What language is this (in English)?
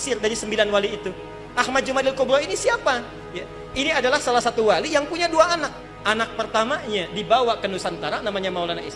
Indonesian